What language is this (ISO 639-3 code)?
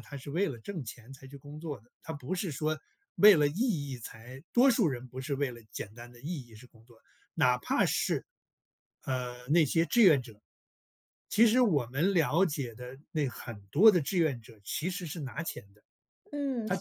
zho